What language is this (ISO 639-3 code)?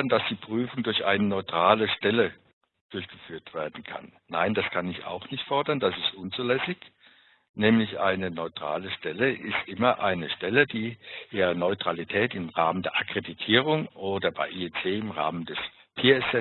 deu